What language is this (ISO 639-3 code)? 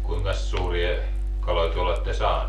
fin